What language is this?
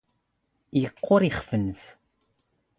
Standard Moroccan Tamazight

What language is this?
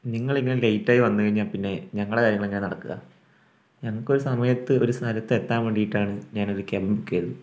Malayalam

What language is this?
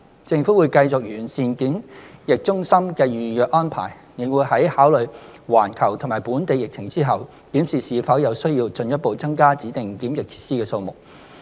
Cantonese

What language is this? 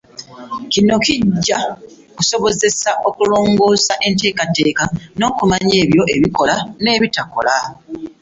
Ganda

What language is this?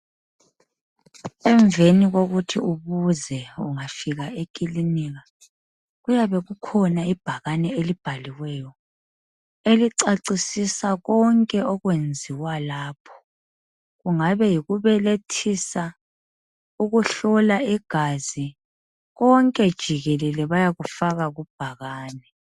North Ndebele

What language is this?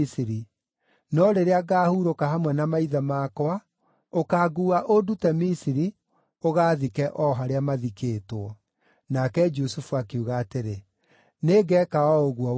Kikuyu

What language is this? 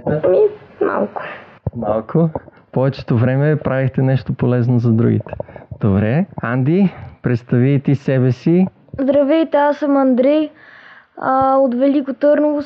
Bulgarian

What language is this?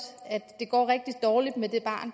Danish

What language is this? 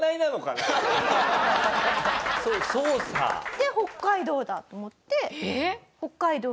Japanese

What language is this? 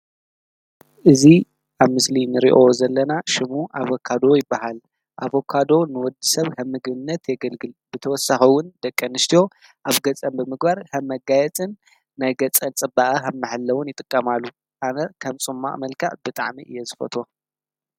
Tigrinya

